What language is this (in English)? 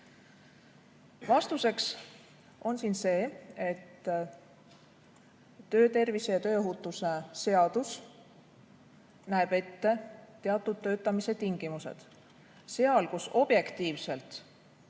Estonian